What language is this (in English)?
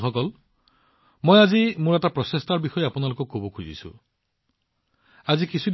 Assamese